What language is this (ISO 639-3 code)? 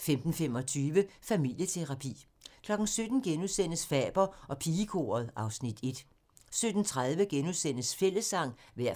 dan